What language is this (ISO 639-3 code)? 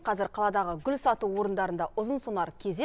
kaz